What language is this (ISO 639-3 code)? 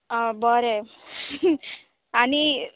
kok